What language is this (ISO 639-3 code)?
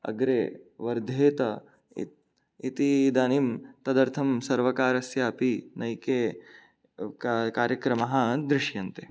san